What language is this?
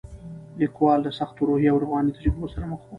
Pashto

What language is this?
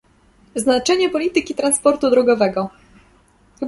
Polish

